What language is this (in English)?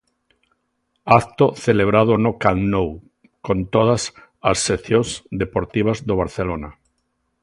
Galician